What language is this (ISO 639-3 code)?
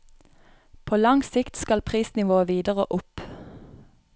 nor